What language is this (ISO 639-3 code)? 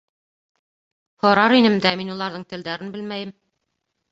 bak